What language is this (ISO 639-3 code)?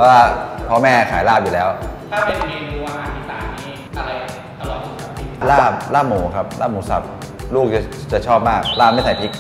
tha